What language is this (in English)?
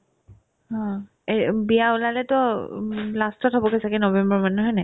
Assamese